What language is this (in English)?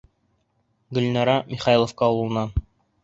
Bashkir